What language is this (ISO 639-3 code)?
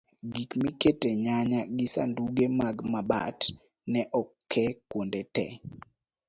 luo